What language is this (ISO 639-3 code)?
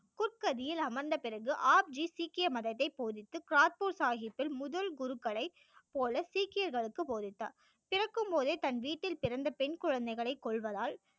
tam